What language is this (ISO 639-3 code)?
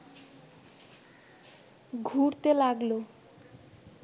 ben